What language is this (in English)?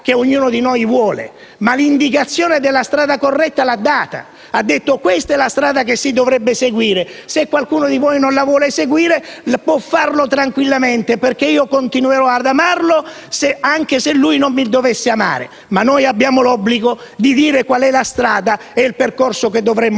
Italian